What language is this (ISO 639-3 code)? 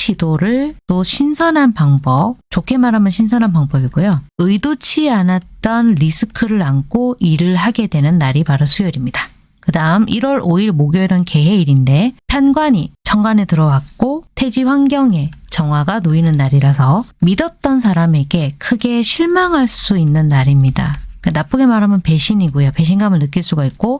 kor